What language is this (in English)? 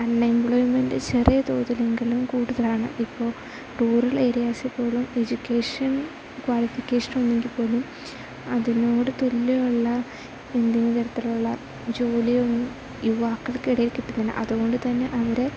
Malayalam